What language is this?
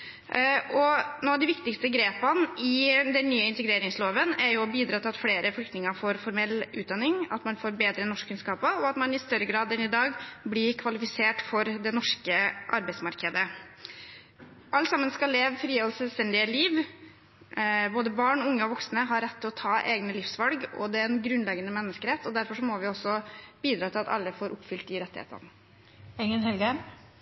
Norwegian Bokmål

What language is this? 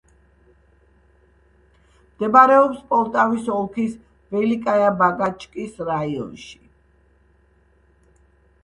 Georgian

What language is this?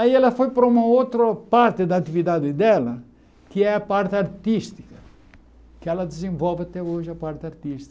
Portuguese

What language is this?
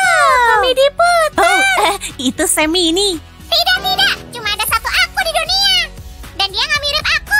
Indonesian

